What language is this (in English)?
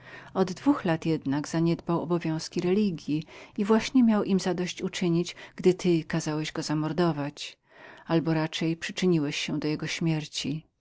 Polish